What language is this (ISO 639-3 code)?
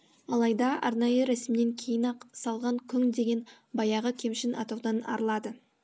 kaz